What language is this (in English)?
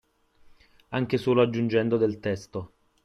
Italian